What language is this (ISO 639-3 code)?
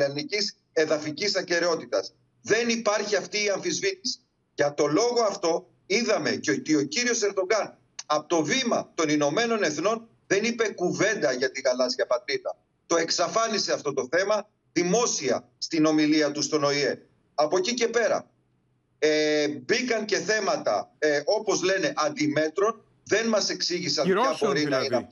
ell